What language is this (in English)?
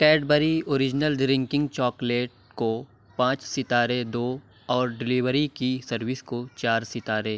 Urdu